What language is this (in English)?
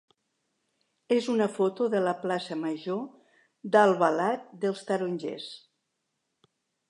Catalan